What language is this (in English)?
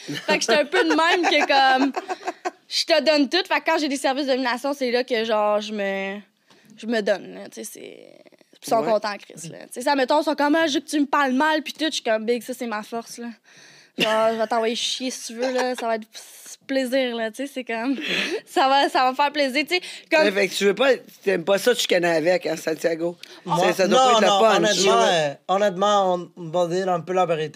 French